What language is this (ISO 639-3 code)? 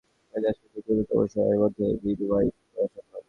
ben